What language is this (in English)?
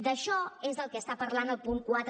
Catalan